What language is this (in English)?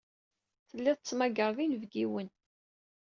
Kabyle